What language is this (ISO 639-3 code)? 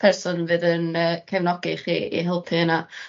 cym